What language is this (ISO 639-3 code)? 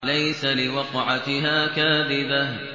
ara